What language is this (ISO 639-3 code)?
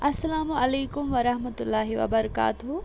kas